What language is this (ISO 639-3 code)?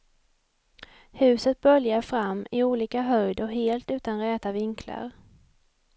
swe